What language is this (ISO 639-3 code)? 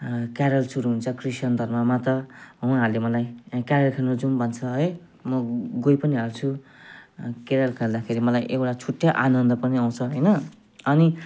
nep